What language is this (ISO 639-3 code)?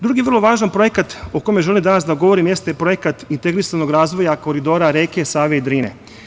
srp